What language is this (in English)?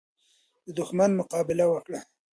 Pashto